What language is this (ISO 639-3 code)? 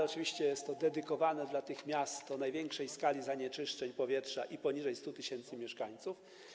pol